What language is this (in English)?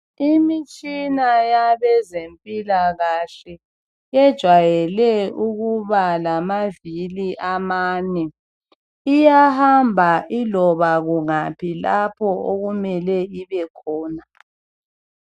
North Ndebele